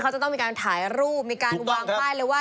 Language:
Thai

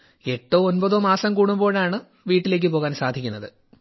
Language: Malayalam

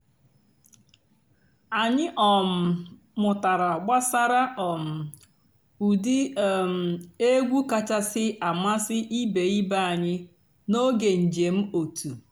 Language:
Igbo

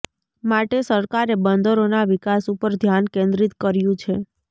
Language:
Gujarati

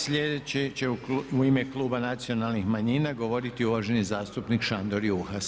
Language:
Croatian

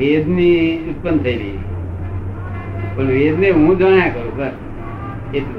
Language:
Gujarati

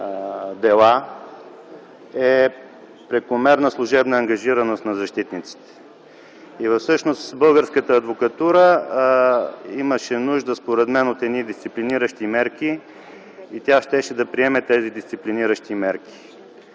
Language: Bulgarian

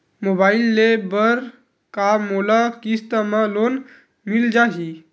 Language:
Chhattisgarhi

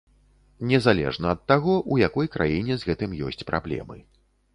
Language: Belarusian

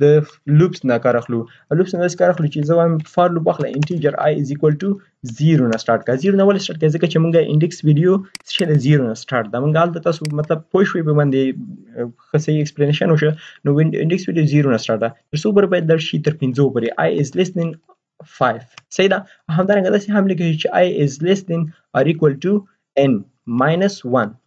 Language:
Persian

